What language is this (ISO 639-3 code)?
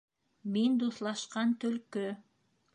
bak